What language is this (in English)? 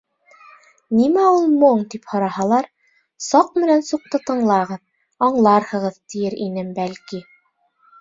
Bashkir